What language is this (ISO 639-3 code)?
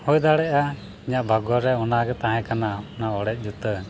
sat